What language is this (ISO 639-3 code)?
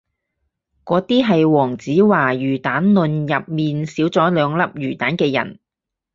yue